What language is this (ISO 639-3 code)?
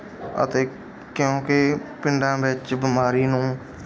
pan